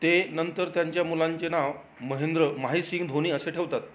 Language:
Marathi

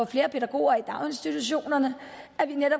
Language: Danish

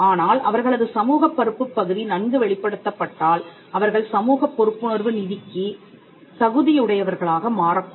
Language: Tamil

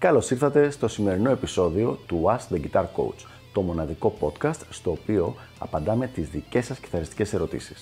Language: Greek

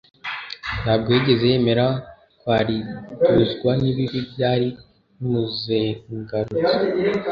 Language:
Kinyarwanda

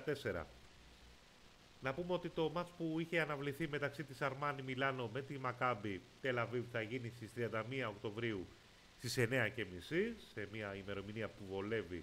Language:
Greek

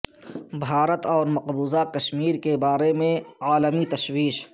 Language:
Urdu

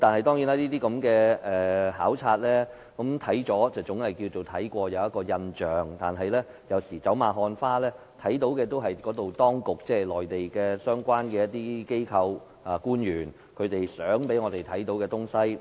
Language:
Cantonese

